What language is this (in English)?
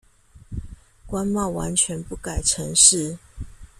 Chinese